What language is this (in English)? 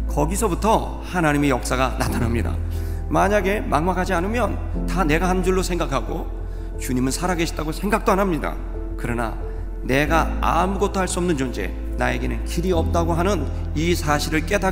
Korean